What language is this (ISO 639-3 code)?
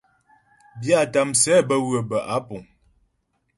bbj